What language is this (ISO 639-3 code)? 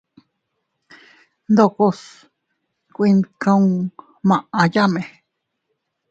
cut